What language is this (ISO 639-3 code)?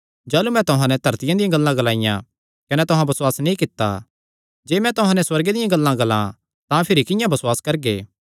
xnr